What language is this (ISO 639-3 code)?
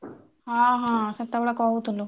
ori